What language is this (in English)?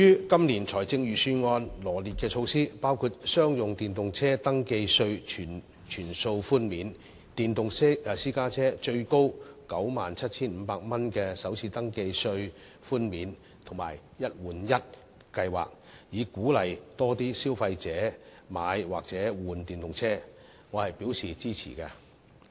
Cantonese